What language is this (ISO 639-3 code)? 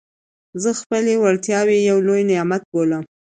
pus